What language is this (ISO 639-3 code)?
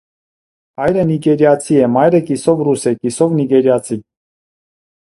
hye